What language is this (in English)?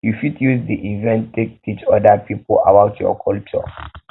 Nigerian Pidgin